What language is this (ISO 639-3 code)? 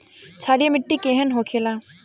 bho